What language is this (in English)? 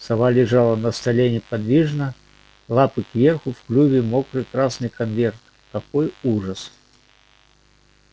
Russian